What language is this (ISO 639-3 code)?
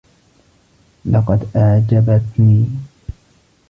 ara